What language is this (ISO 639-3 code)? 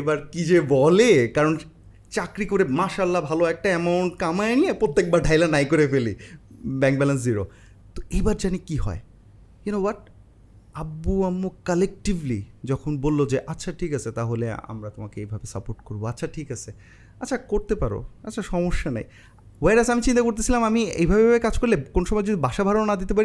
ben